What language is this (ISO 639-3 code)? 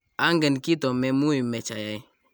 kln